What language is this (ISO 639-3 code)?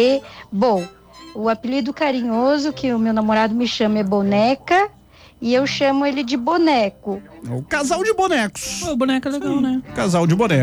por